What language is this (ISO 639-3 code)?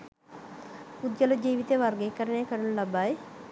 sin